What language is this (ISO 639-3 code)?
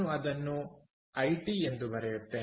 kan